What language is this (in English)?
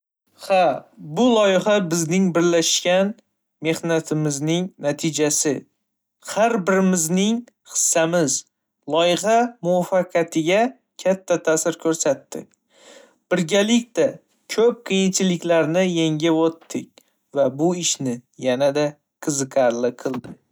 Uzbek